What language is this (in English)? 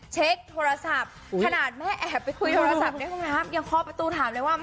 Thai